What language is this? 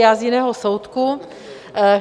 Czech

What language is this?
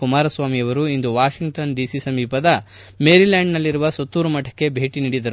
Kannada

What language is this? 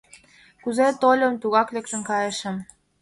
Mari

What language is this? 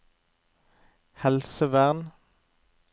Norwegian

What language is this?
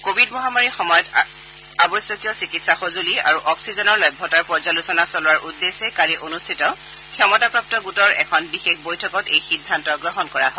Assamese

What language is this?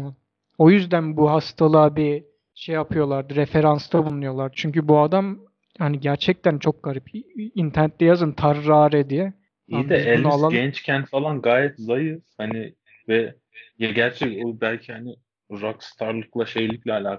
Turkish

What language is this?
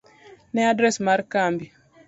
Luo (Kenya and Tanzania)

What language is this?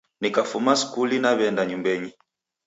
Taita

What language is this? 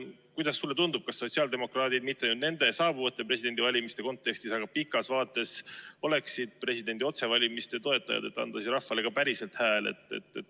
Estonian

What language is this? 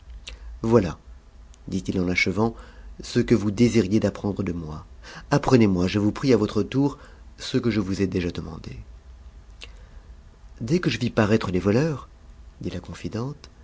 French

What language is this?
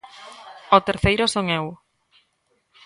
Galician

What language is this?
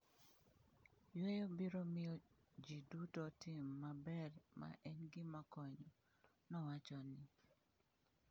Luo (Kenya and Tanzania)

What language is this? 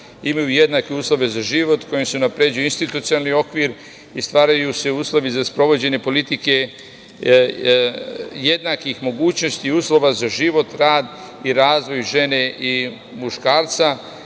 Serbian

